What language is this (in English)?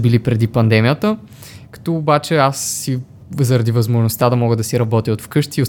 Bulgarian